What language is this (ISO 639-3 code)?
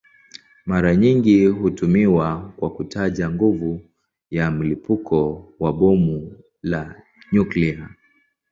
swa